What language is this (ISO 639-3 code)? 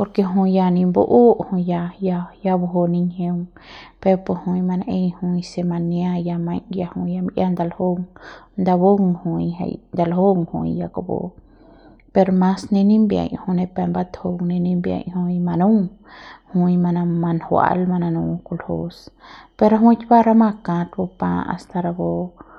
pbs